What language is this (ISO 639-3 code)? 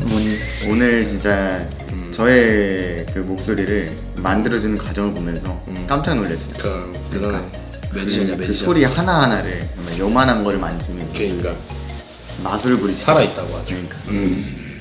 kor